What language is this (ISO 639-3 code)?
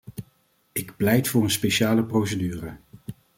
nld